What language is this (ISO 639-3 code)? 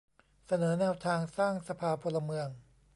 tha